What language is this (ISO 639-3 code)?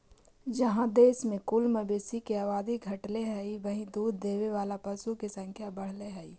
mag